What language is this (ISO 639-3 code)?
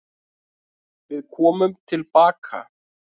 isl